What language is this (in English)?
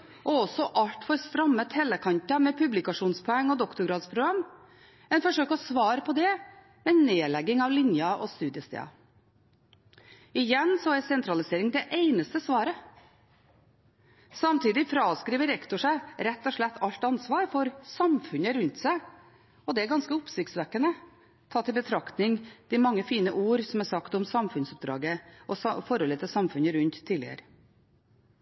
Norwegian Bokmål